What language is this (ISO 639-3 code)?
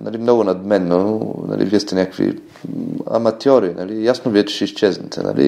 bul